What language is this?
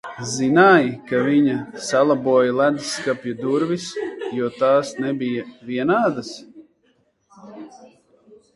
Latvian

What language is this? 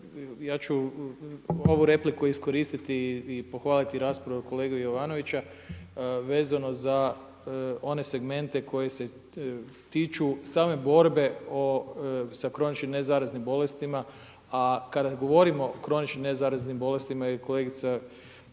Croatian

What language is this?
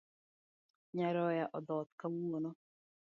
Luo (Kenya and Tanzania)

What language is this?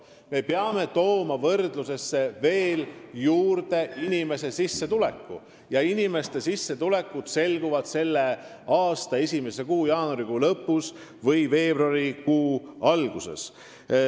Estonian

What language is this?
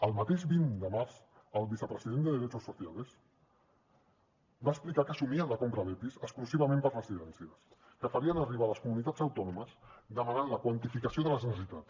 Catalan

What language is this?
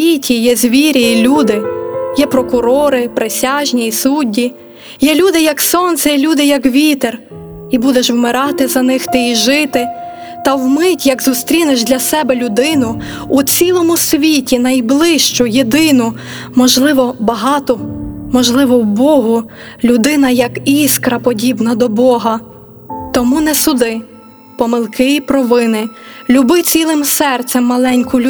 Ukrainian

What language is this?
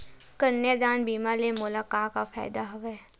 Chhattisgarhi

